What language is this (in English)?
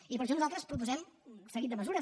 Catalan